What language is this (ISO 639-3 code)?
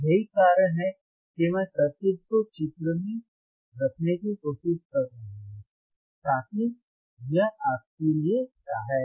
hin